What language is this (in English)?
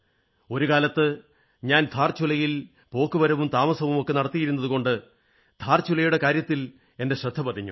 Malayalam